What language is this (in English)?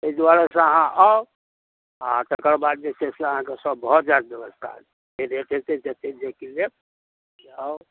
Maithili